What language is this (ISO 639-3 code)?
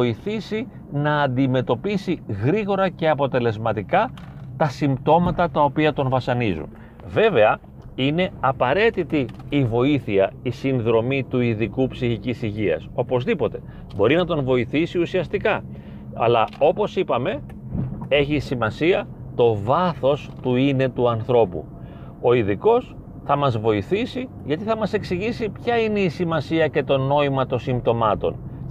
ell